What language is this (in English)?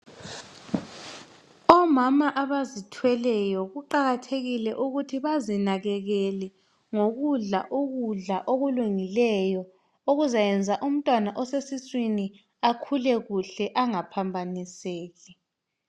North Ndebele